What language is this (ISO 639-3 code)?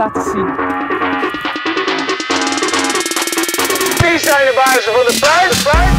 nld